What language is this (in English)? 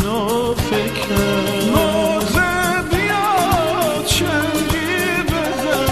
Persian